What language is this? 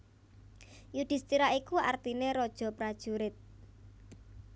Javanese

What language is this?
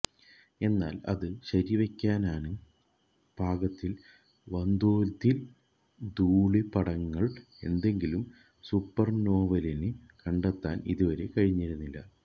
Malayalam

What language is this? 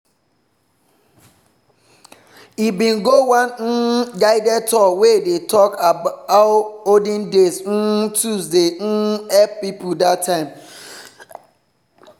Nigerian Pidgin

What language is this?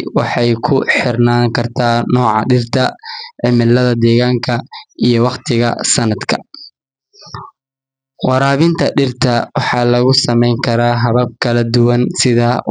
Somali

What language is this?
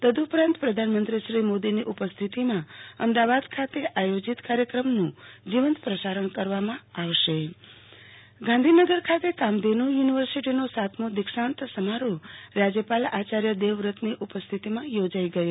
Gujarati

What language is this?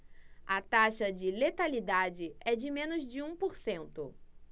Portuguese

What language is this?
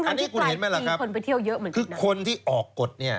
Thai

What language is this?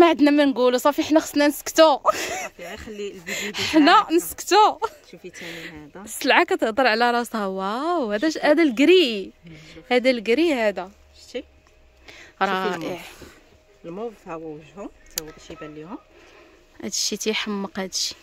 Arabic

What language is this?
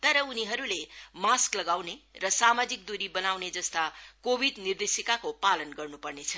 Nepali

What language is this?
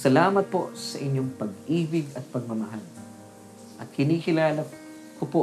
Filipino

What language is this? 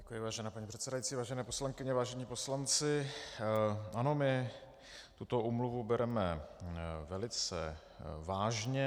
Czech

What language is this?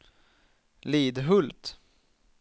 Swedish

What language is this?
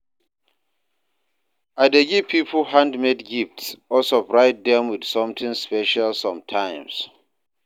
Nigerian Pidgin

